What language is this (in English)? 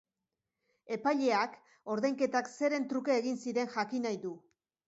Basque